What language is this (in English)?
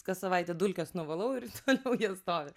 Lithuanian